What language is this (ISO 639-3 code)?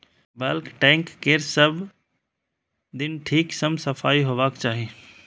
mai